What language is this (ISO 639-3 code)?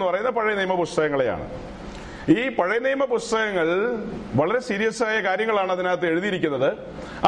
mal